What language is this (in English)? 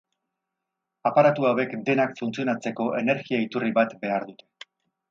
Basque